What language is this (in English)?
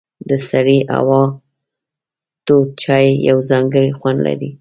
Pashto